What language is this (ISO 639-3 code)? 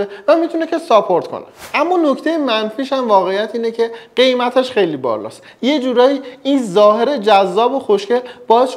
fas